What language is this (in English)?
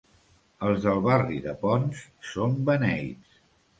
Catalan